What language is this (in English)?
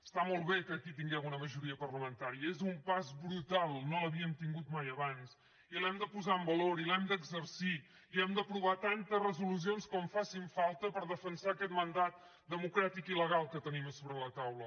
Catalan